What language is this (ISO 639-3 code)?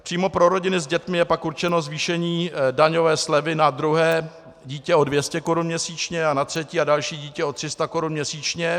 ces